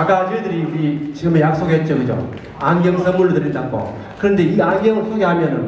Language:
Korean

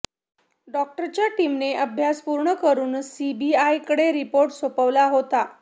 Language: Marathi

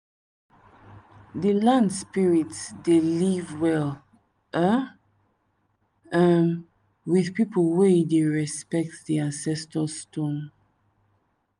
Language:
Nigerian Pidgin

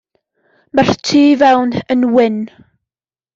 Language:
Welsh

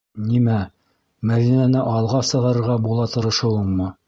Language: Bashkir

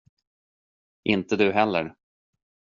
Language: Swedish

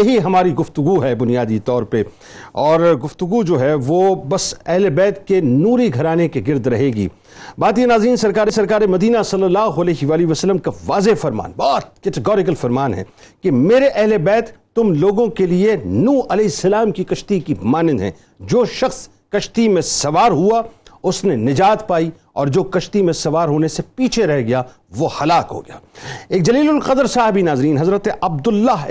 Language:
Urdu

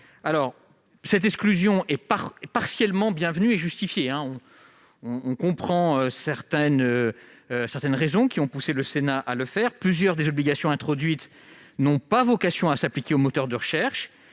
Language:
French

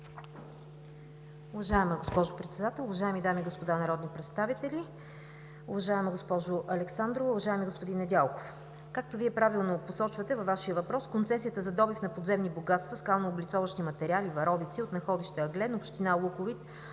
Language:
Bulgarian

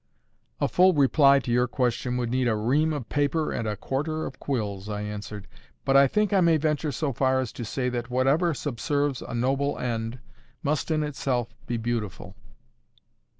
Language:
English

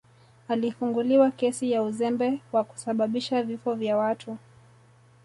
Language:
Swahili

